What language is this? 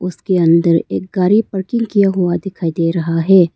Hindi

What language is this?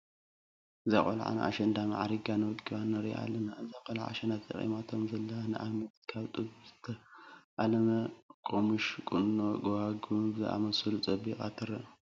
Tigrinya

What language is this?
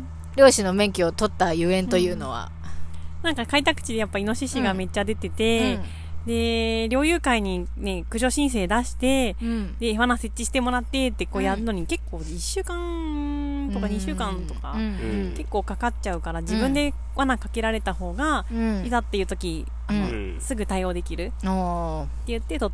Japanese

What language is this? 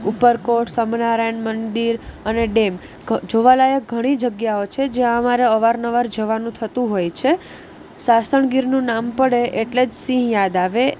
Gujarati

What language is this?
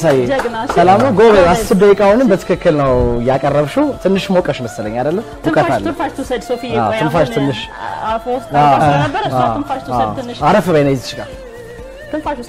Arabic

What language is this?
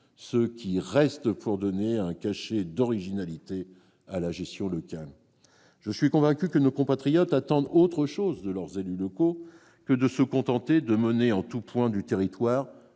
French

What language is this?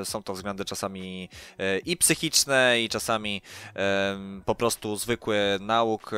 Polish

